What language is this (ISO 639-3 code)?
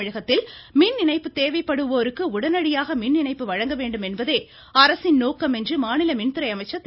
tam